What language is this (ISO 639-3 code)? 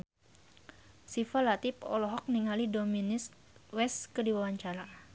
sun